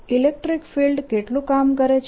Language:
Gujarati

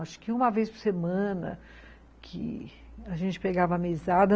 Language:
Portuguese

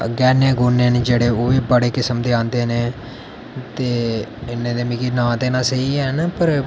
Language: Dogri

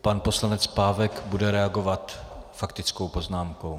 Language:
Czech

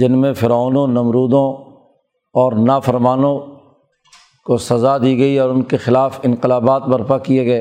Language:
Urdu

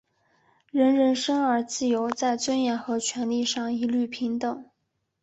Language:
Chinese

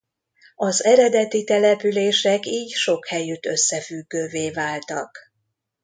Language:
Hungarian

